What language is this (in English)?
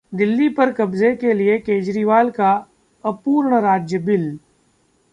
Hindi